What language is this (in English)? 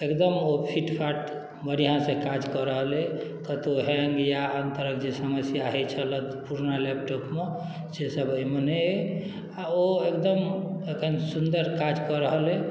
Maithili